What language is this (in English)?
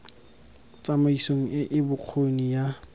Tswana